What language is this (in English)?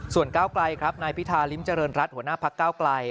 Thai